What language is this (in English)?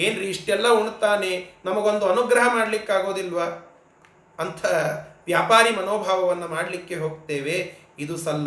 Kannada